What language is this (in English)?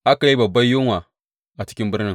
Hausa